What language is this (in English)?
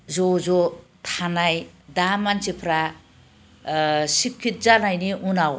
Bodo